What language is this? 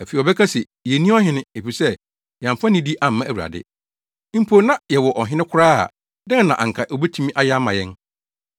Akan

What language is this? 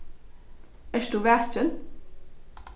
Faroese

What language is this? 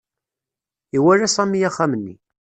Kabyle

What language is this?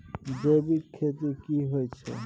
Maithili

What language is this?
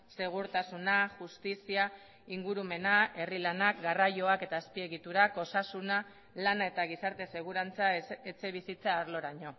Basque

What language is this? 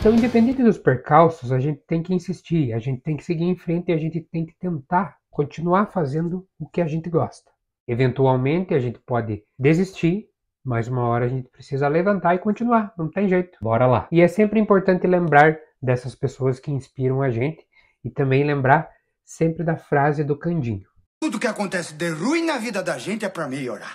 Portuguese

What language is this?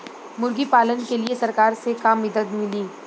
Bhojpuri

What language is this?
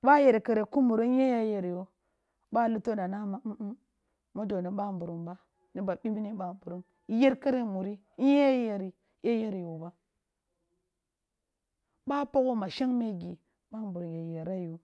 Kulung (Nigeria)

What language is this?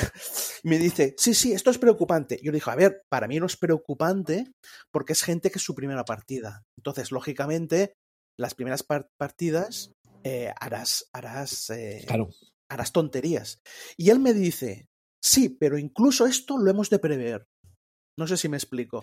Spanish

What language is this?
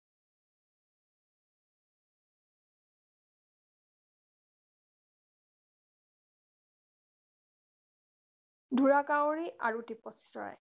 Assamese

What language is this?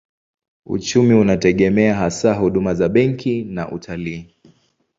Swahili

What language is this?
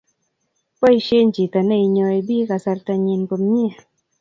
Kalenjin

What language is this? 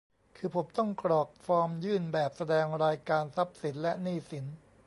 Thai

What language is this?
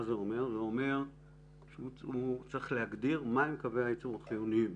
Hebrew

